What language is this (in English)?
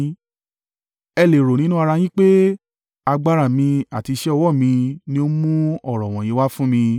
Yoruba